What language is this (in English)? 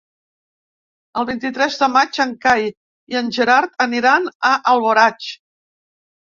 Catalan